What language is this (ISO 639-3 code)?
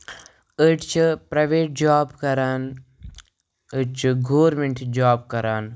kas